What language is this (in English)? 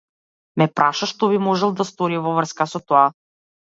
Macedonian